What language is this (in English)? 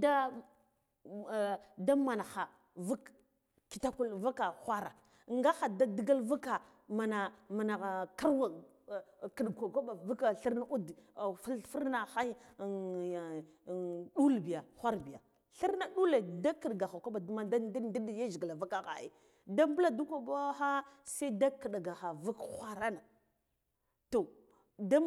Guduf-Gava